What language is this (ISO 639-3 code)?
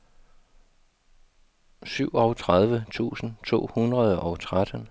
dan